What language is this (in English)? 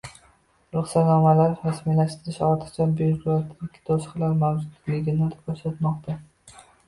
Uzbek